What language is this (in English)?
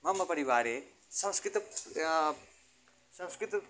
Sanskrit